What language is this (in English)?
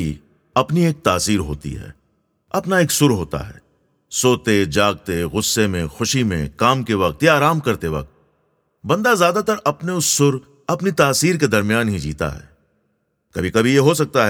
Hindi